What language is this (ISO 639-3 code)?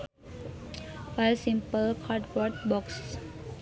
sun